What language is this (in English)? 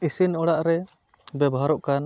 Santali